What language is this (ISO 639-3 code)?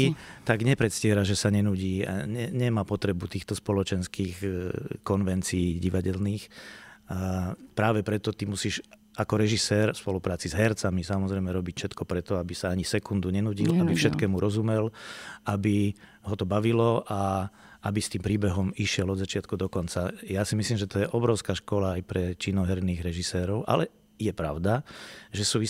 slk